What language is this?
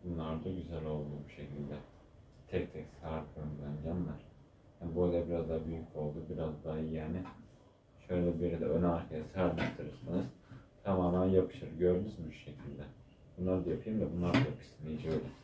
Turkish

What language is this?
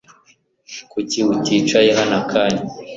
Kinyarwanda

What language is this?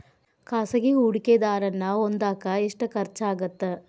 Kannada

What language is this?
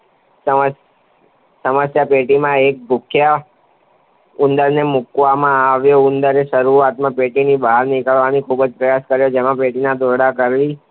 Gujarati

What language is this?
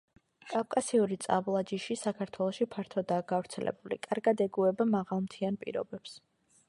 Georgian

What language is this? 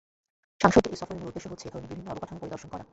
Bangla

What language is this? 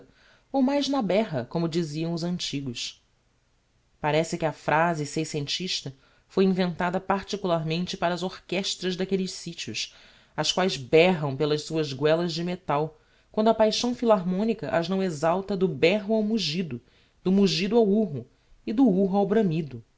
Portuguese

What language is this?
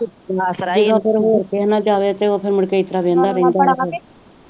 Punjabi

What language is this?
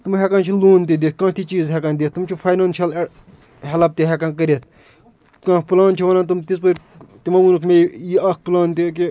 Kashmiri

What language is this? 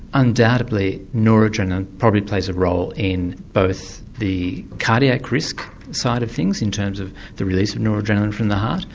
English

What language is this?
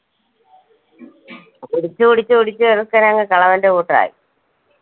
Malayalam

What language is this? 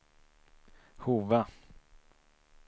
Swedish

